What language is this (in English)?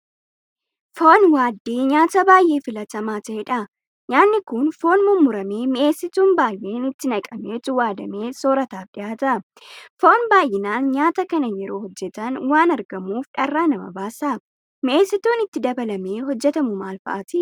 Oromo